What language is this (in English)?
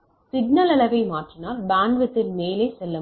Tamil